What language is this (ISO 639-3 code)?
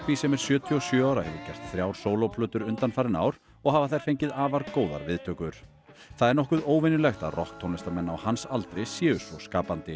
isl